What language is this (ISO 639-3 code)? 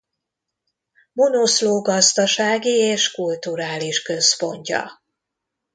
hun